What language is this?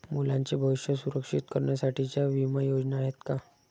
Marathi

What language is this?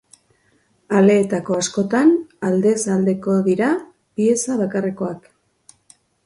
Basque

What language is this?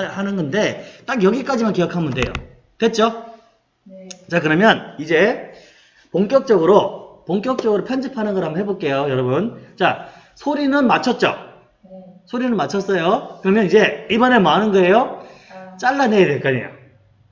Korean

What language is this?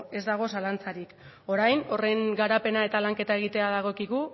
Basque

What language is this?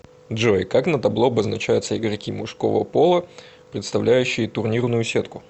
Russian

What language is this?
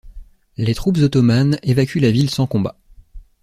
French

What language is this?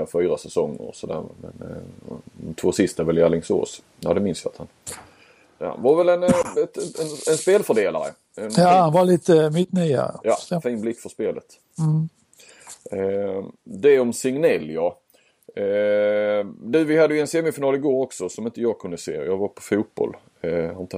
Swedish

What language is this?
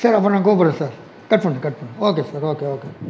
Tamil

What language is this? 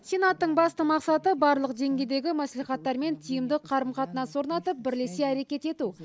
Kazakh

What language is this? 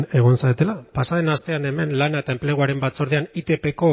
Basque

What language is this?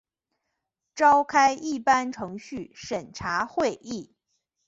Chinese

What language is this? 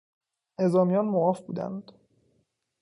Persian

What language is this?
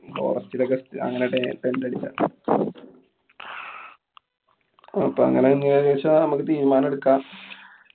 Malayalam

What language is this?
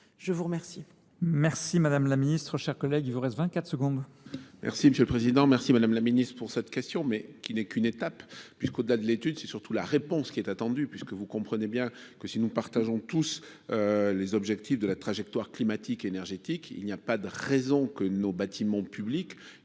French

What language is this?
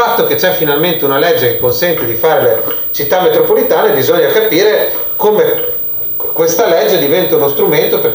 Italian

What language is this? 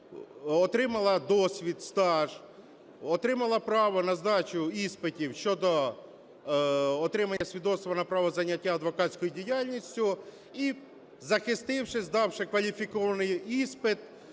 Ukrainian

